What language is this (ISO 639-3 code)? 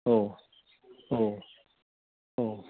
brx